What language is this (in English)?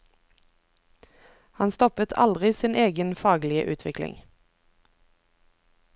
Norwegian